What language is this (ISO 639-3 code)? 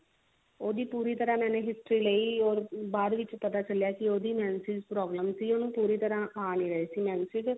pan